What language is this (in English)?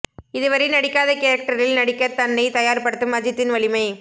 Tamil